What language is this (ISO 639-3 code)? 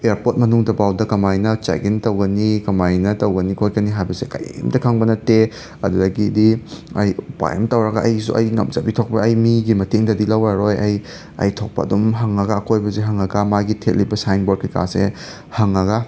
mni